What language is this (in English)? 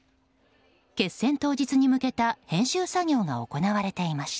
Japanese